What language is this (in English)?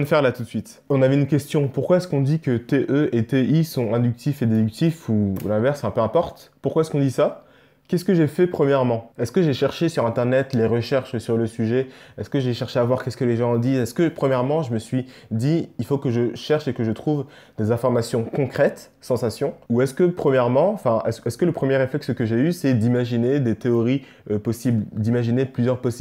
French